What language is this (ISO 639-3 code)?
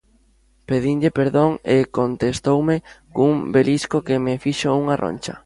glg